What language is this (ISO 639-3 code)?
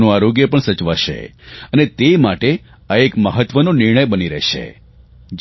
guj